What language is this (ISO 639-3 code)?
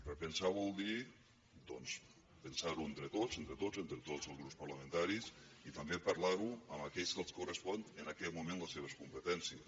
cat